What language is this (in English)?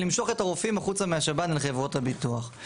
Hebrew